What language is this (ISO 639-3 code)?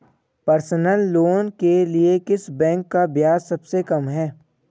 hin